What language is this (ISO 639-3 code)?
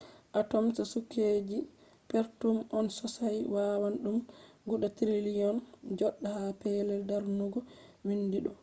ful